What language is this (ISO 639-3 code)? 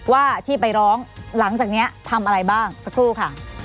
tha